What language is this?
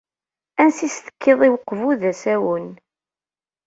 Kabyle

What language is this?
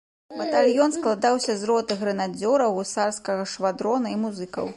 Belarusian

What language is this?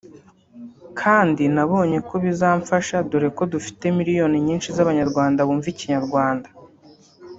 Kinyarwanda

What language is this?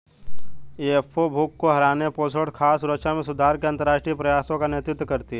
Hindi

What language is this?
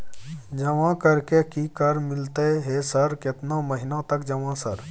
Maithili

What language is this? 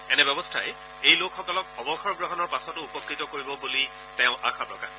Assamese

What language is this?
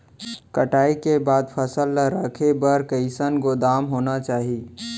Chhattisgarhi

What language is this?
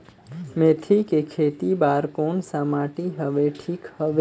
Chhattisgarhi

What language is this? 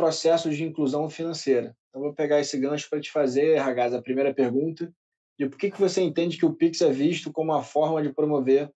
Portuguese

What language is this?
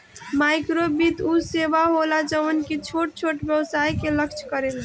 Bhojpuri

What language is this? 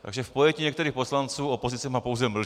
Czech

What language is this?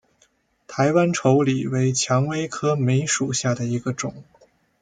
Chinese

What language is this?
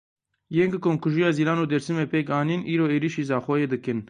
Kurdish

